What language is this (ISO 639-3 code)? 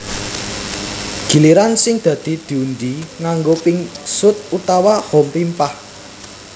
jav